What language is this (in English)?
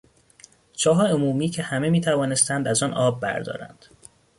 Persian